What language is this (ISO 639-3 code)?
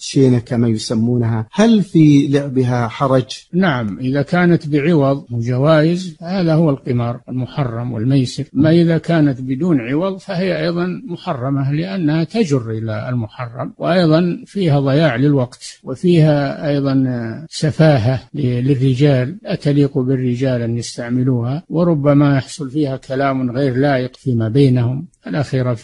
ara